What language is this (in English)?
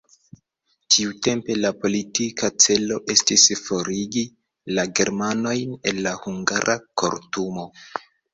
Esperanto